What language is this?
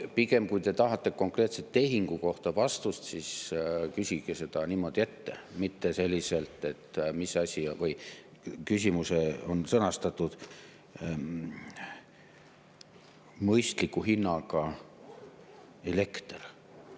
Estonian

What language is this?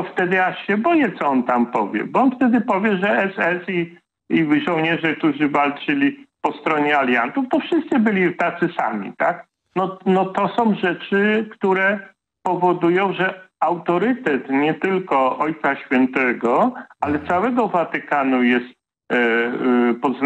Polish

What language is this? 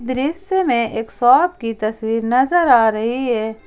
Hindi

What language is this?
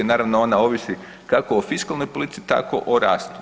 Croatian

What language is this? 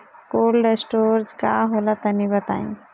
Bhojpuri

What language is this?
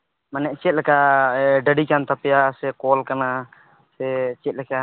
Santali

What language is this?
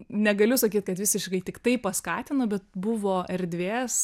Lithuanian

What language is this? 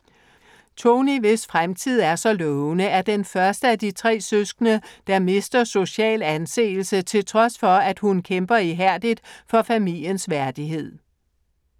Danish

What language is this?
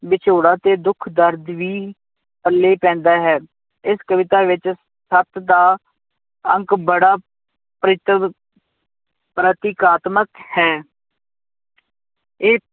Punjabi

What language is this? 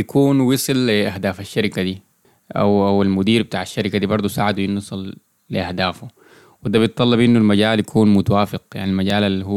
Arabic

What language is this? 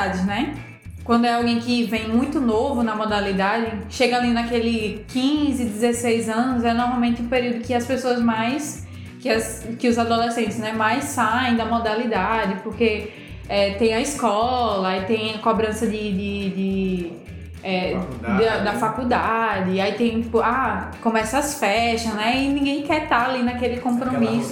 Portuguese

